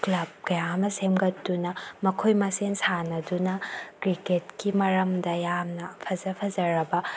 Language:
Manipuri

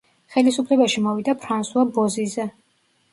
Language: Georgian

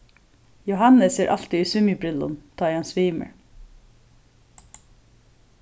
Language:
Faroese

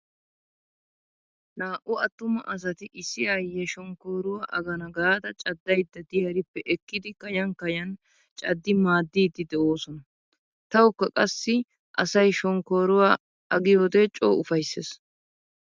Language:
Wolaytta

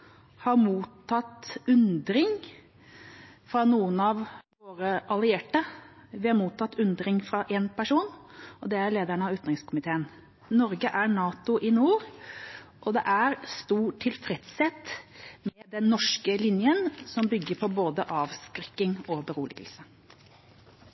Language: Norwegian Bokmål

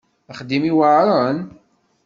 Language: Kabyle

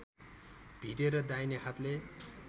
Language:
Nepali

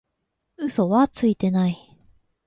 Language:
Japanese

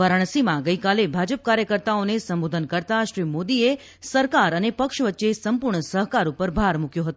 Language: Gujarati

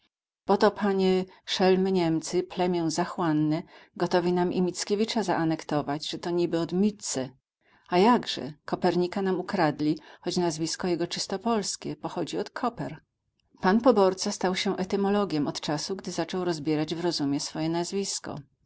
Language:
Polish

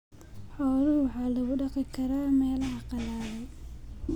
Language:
Somali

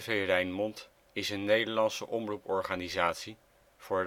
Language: Dutch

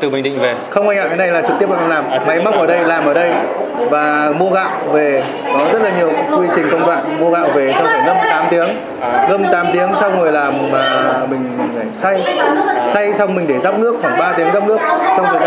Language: Vietnamese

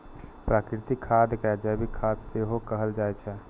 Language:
Maithili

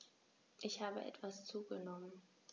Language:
German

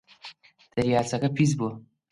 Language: Central Kurdish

